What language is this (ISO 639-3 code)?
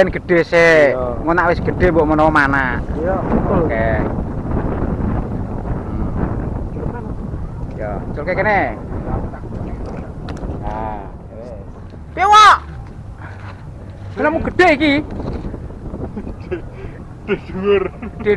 ind